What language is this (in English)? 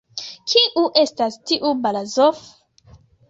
Esperanto